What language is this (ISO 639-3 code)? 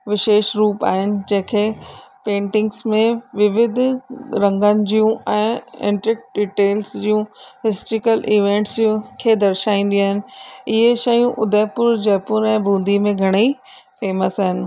snd